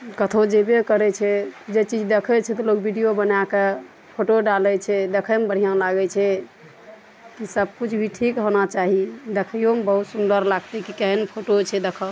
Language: Maithili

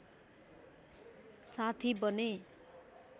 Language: Nepali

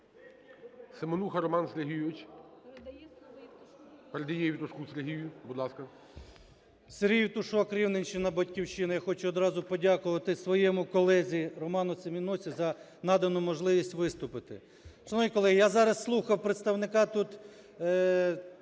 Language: Ukrainian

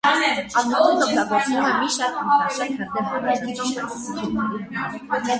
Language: Armenian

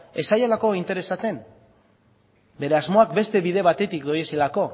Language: Basque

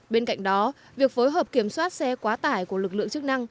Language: Vietnamese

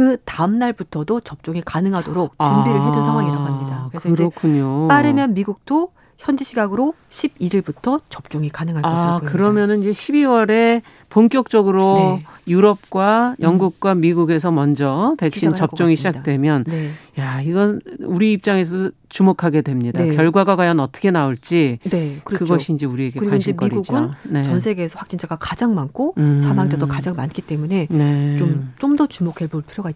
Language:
Korean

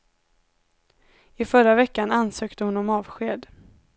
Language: Swedish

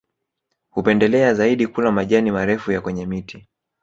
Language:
Swahili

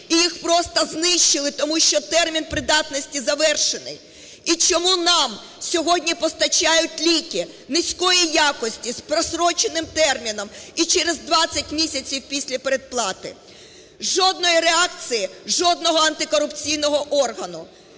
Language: Ukrainian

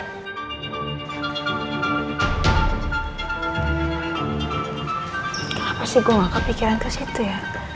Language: Indonesian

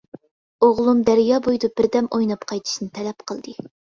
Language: Uyghur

